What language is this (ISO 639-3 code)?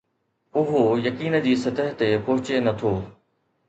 snd